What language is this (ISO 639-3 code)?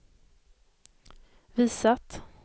swe